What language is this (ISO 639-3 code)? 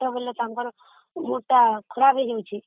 ori